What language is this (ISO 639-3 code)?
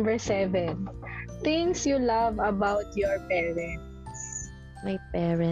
fil